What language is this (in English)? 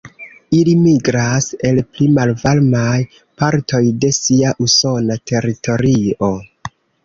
Esperanto